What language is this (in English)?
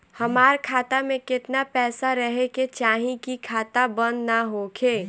Bhojpuri